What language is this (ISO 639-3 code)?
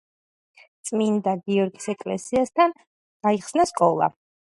kat